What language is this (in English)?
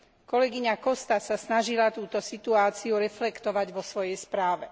Slovak